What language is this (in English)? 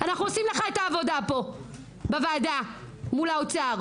Hebrew